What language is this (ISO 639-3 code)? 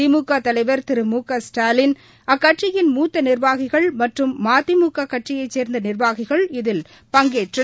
tam